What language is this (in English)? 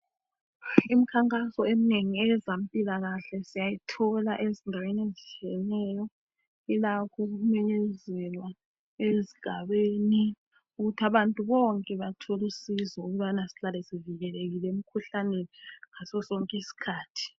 North Ndebele